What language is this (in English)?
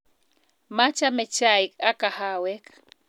Kalenjin